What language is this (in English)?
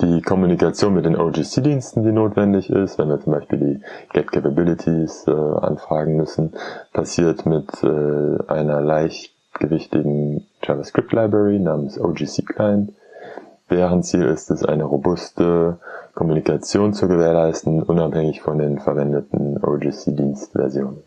German